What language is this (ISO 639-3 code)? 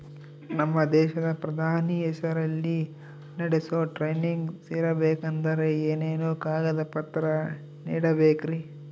kan